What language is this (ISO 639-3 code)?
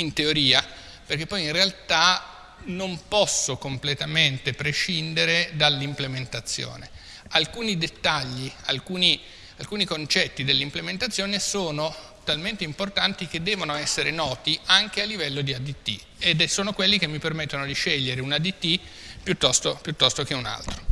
ita